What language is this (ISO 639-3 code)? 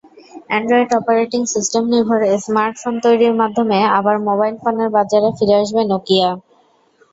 ben